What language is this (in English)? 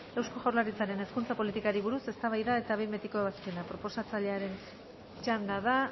Basque